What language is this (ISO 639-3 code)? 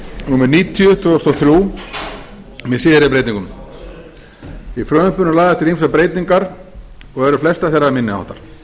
isl